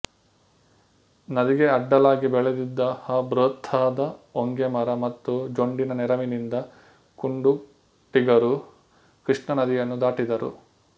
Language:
Kannada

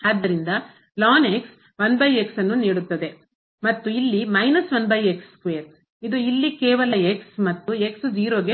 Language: Kannada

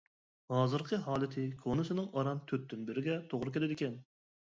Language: Uyghur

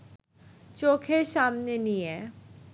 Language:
Bangla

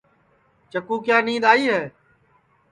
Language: Sansi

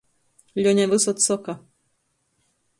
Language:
Latgalian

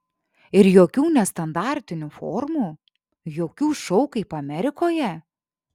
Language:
Lithuanian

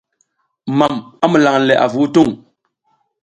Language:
South Giziga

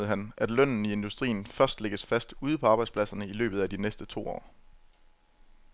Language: Danish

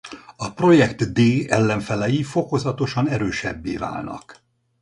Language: Hungarian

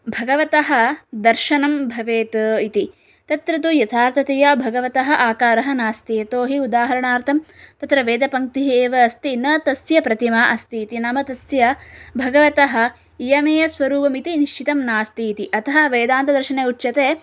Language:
Sanskrit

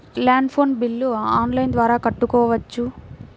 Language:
Telugu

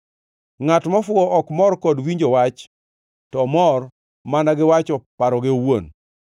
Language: Luo (Kenya and Tanzania)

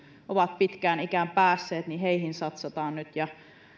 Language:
Finnish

